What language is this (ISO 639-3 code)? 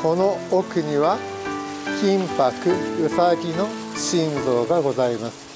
jpn